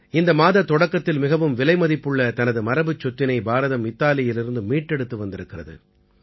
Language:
Tamil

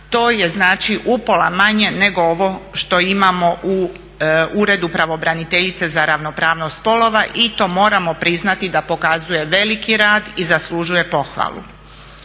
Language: Croatian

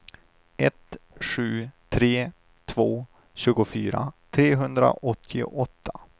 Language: Swedish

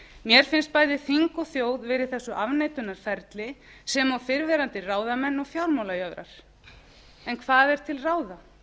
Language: Icelandic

